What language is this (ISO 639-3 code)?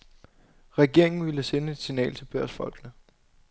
dan